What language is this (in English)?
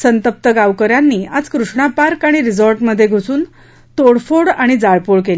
Marathi